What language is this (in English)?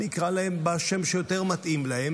Hebrew